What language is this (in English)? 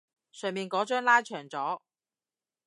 Cantonese